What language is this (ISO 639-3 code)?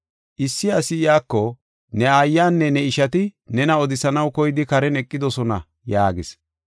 gof